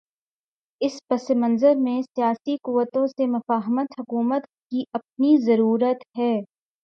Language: Urdu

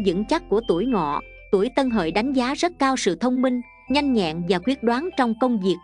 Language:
Vietnamese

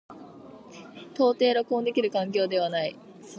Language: Japanese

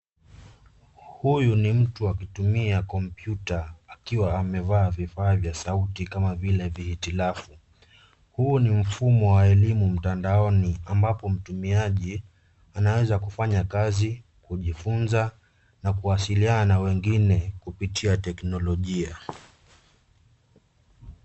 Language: Swahili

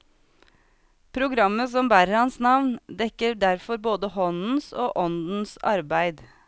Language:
Norwegian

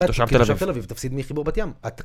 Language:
Hebrew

